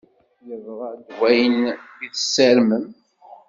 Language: Kabyle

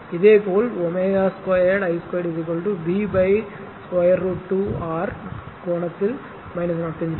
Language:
Tamil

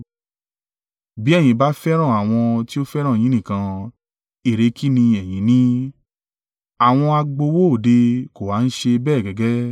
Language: Yoruba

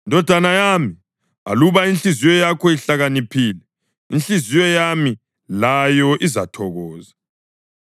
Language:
North Ndebele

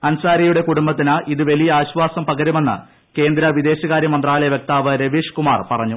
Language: Malayalam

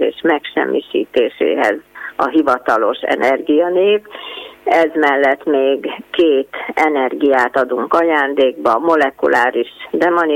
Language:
Hungarian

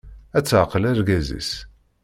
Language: Kabyle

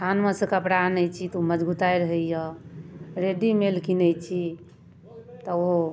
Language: Maithili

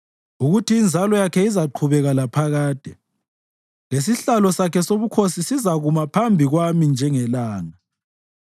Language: North Ndebele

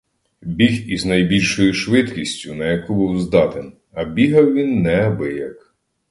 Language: Ukrainian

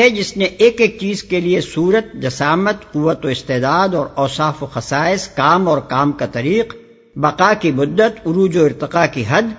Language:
Urdu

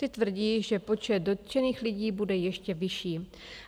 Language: Czech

